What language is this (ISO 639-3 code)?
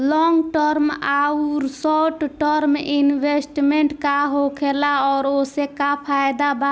bho